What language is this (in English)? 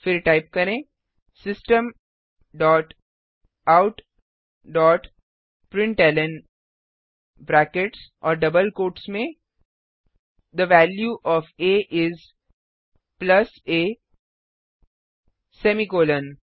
Hindi